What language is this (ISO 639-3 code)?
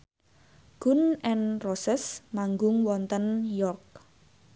jav